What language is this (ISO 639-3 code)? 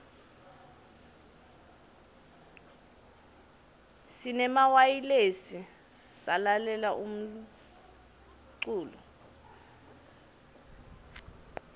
ssw